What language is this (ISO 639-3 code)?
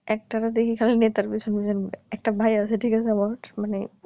ben